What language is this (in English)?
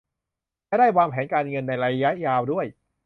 Thai